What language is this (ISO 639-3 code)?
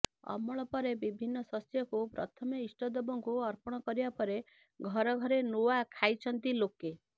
ori